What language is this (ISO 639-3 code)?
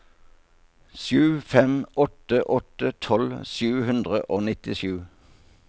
nor